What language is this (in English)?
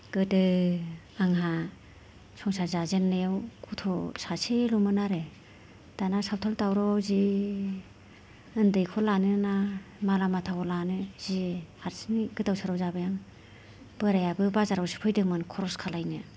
Bodo